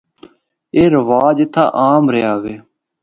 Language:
Northern Hindko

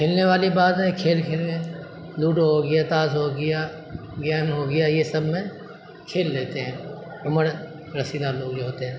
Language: Urdu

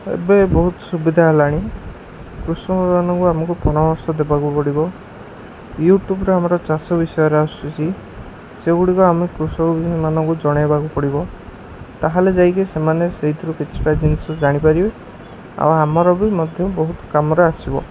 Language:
Odia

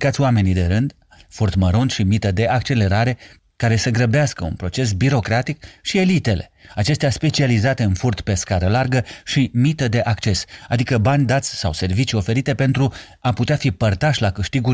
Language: Romanian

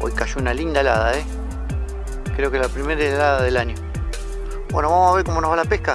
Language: Spanish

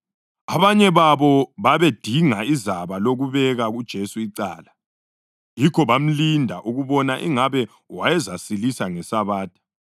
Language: North Ndebele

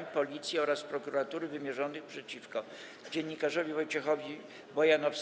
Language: Polish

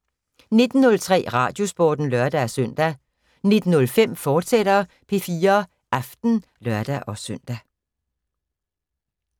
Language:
Danish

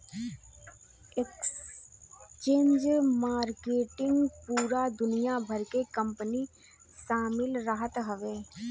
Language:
Bhojpuri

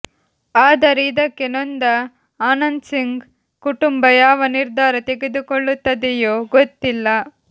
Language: Kannada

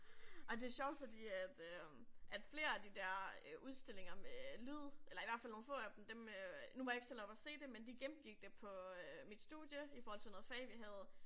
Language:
Danish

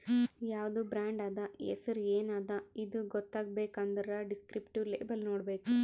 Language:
Kannada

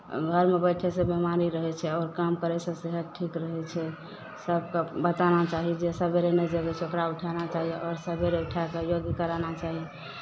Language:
Maithili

